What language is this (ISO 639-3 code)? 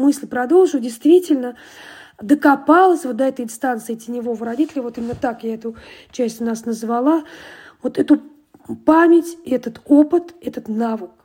rus